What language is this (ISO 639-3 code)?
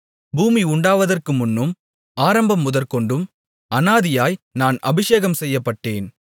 tam